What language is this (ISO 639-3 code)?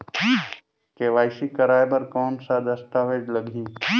hne